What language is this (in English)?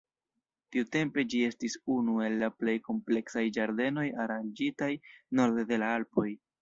Esperanto